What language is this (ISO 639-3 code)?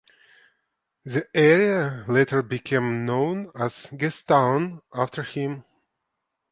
eng